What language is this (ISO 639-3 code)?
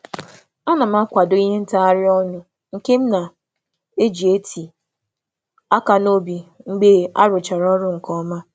ibo